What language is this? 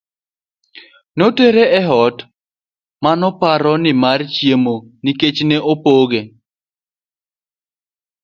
Luo (Kenya and Tanzania)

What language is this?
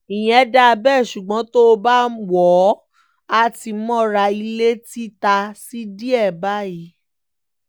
Yoruba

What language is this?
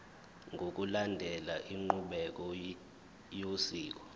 Zulu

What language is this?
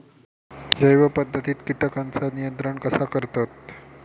Marathi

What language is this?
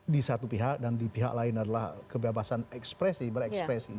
Indonesian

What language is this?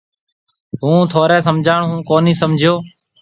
Marwari (Pakistan)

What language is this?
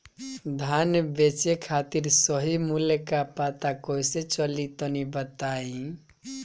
Bhojpuri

